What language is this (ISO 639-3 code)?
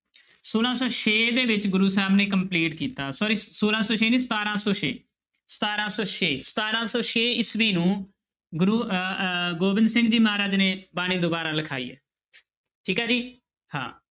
pan